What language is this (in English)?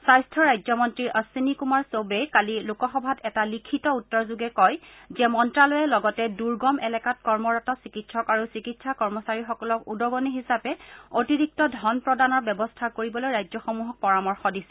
Assamese